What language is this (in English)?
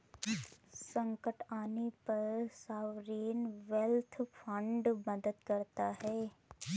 Hindi